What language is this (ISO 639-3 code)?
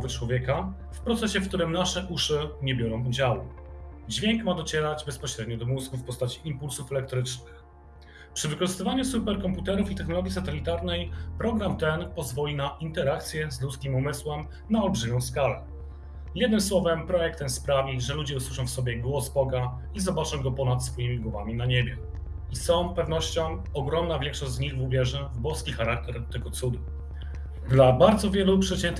pol